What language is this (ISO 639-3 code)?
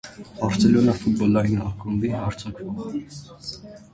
hye